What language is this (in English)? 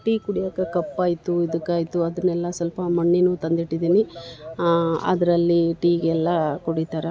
Kannada